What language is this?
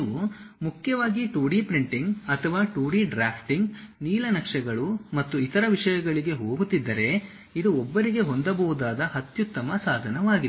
Kannada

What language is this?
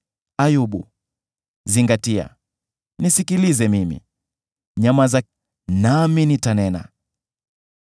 Swahili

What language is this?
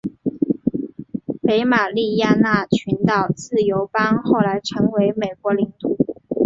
Chinese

